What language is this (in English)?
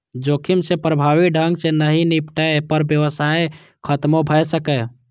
Maithili